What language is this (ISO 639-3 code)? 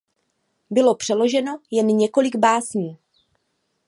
ces